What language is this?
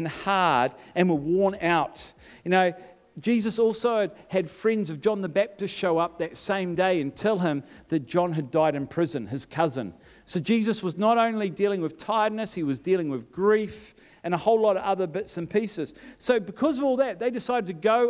English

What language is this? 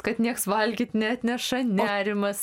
Lithuanian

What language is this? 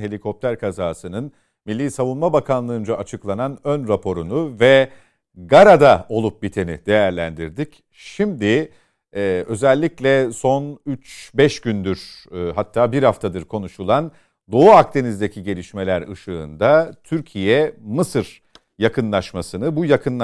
Turkish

